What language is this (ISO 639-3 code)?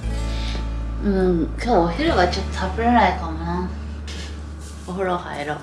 jpn